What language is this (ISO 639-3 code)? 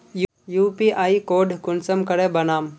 mag